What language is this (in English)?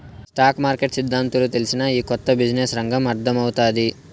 Telugu